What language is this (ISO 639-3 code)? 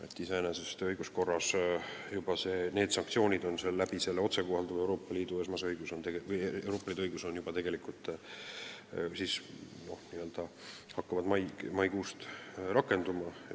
est